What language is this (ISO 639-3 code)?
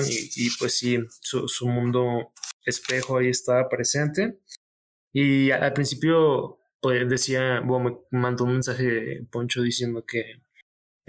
spa